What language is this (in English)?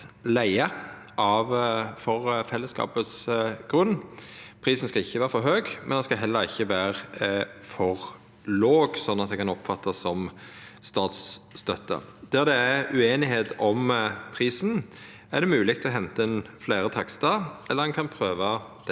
Norwegian